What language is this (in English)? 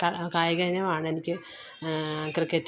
Malayalam